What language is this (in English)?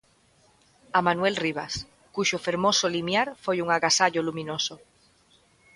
Galician